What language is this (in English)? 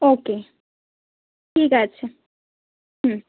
Bangla